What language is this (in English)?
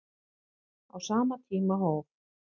Icelandic